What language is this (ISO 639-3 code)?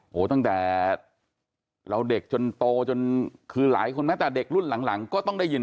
tha